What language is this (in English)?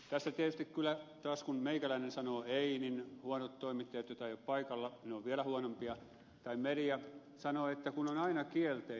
Finnish